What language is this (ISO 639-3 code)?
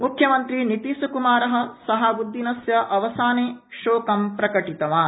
san